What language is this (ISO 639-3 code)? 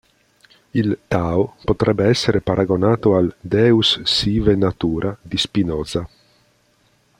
ita